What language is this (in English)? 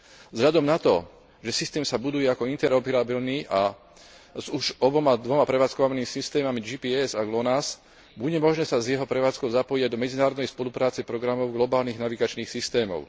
Slovak